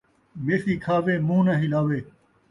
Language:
Saraiki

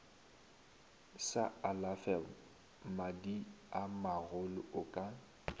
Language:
Northern Sotho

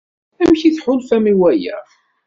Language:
Kabyle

